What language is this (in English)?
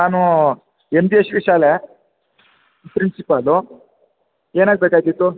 Kannada